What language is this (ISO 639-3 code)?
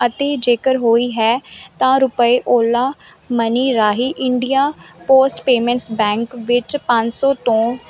pan